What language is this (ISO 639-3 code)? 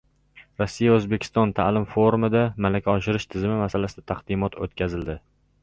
uzb